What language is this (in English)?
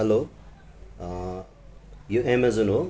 Nepali